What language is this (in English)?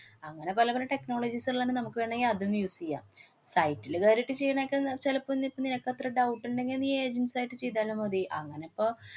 Malayalam